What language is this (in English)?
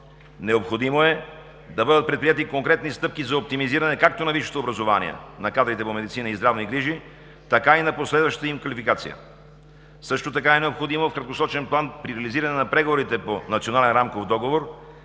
Bulgarian